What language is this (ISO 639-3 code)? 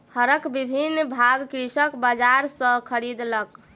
mai